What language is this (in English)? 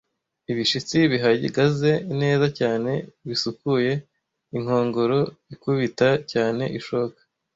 Kinyarwanda